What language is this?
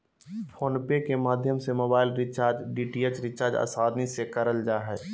Magahi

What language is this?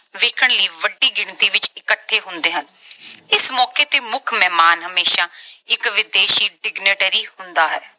Punjabi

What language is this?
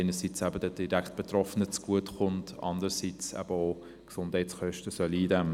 Swiss German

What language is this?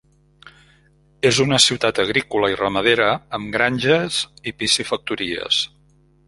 Catalan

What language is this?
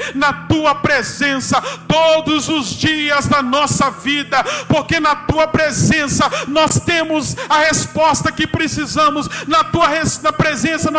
Portuguese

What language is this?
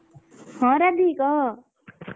Odia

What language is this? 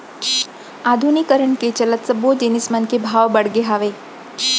Chhattisgarhi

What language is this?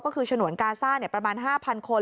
Thai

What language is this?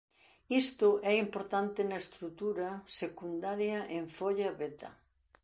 Galician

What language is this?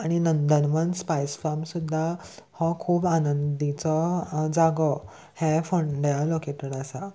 Konkani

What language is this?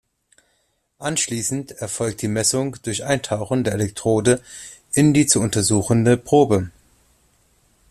German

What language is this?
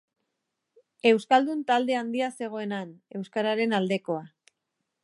Basque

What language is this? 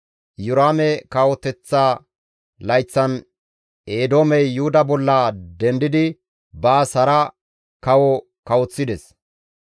Gamo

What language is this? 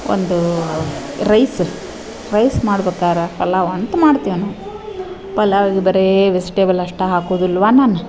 Kannada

